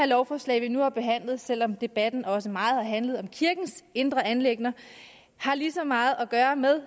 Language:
Danish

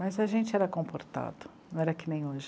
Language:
Portuguese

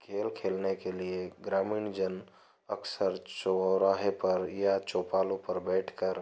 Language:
Hindi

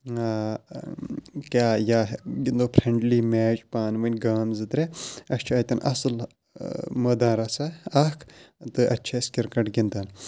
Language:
Kashmiri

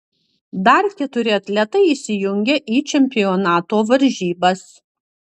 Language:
Lithuanian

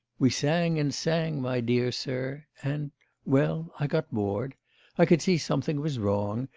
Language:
English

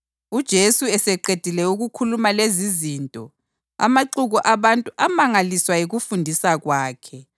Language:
North Ndebele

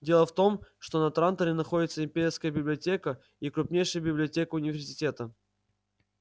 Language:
Russian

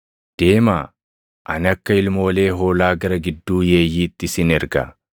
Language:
Oromo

